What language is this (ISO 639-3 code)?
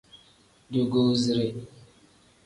kdh